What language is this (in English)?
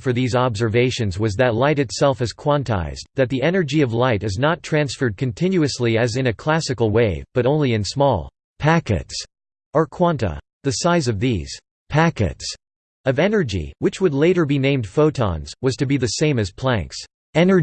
English